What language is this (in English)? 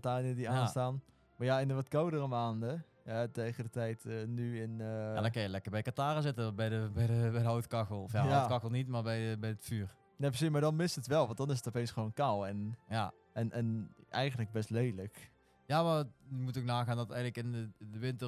Dutch